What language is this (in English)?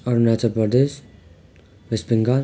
Nepali